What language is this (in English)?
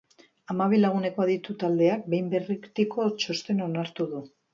Basque